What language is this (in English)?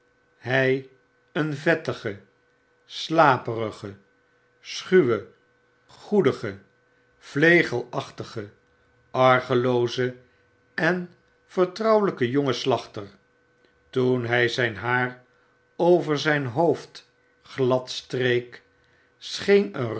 Dutch